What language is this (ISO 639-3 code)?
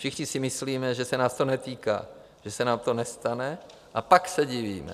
ces